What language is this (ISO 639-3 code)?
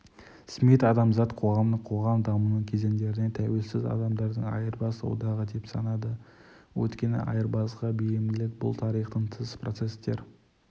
kaz